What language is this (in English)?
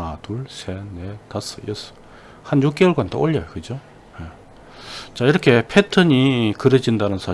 Korean